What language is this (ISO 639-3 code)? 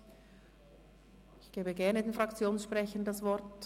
gsw